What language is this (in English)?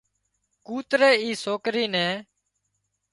Wadiyara Koli